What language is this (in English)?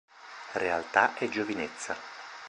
Italian